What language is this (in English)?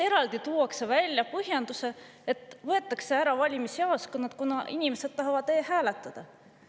Estonian